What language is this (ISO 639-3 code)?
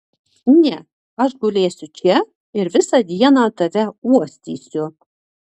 lit